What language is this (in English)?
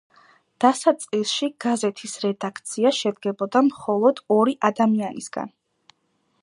Georgian